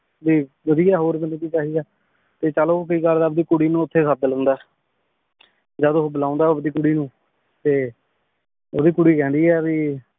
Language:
Punjabi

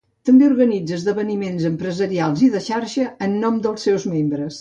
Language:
Catalan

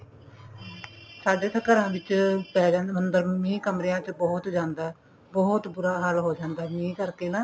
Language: Punjabi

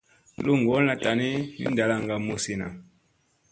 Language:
Musey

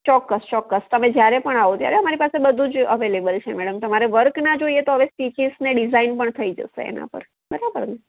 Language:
Gujarati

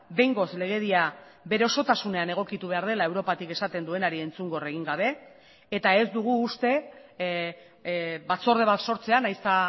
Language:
Basque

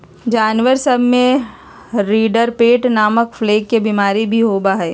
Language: Magahi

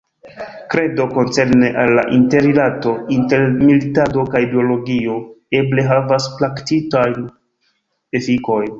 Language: Esperanto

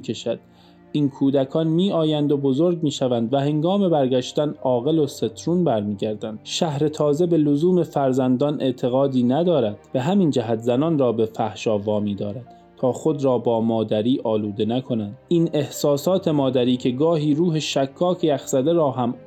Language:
Persian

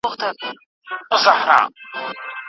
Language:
Pashto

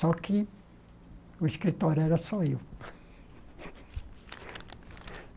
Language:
Portuguese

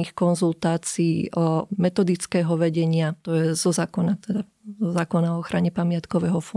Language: Slovak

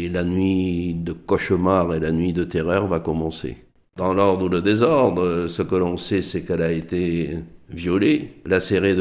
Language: French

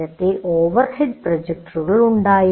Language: Malayalam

